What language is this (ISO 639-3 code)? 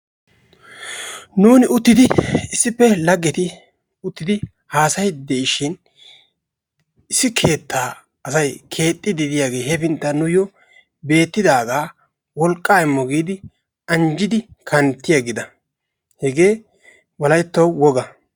wal